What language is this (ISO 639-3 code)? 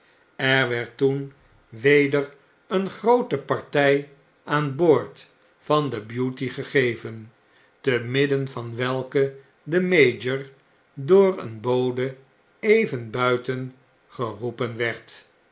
nld